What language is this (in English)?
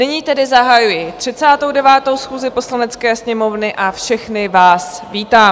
Czech